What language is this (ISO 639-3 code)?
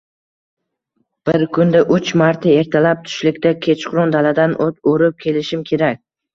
uzb